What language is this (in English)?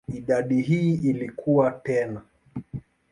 Swahili